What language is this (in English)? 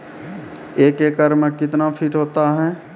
Maithili